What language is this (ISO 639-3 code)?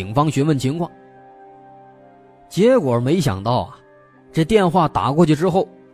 zho